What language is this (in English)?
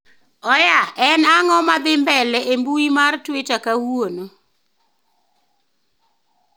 Luo (Kenya and Tanzania)